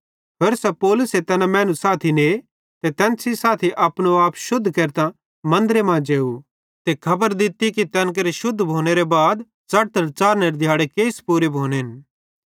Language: Bhadrawahi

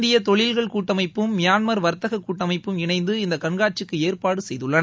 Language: Tamil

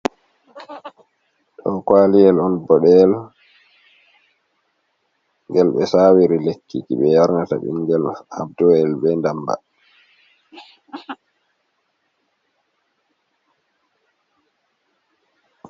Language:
Fula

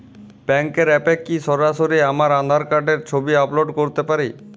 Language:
Bangla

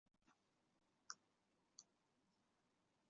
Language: Chinese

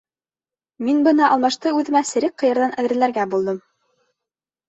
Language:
Bashkir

